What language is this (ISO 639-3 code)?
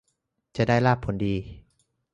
tha